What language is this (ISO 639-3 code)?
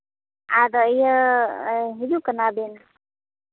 sat